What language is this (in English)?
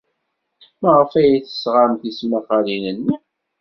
Kabyle